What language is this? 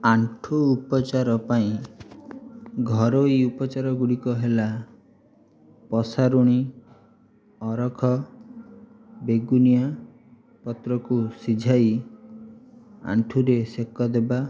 Odia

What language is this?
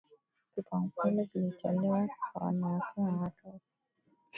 Swahili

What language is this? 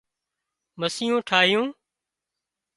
Wadiyara Koli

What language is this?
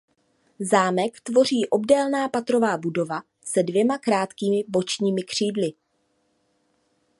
Czech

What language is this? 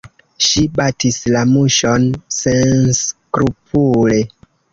Esperanto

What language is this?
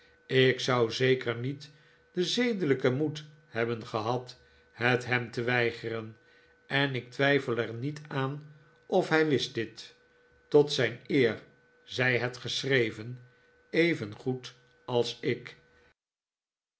Dutch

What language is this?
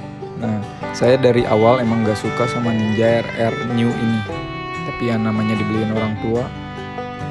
Indonesian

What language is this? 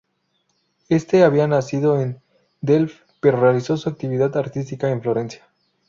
Spanish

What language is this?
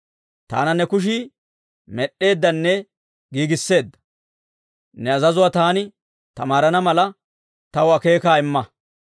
Dawro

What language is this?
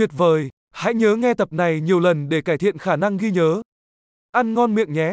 Vietnamese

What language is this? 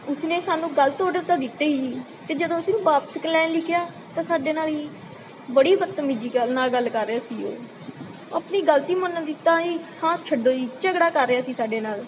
Punjabi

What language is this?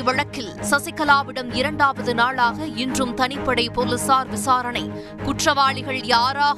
Tamil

